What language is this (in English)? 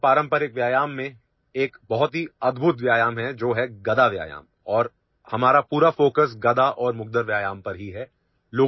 Urdu